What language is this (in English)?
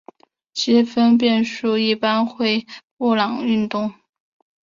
Chinese